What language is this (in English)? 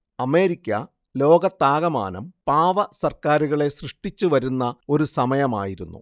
Malayalam